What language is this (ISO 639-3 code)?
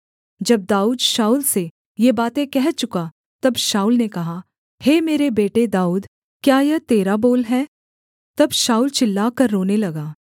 hin